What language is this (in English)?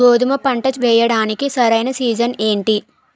Telugu